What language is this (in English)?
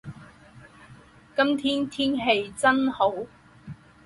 Chinese